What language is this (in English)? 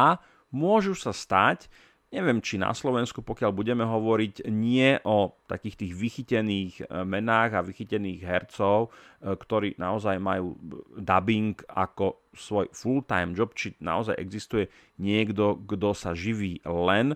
Slovak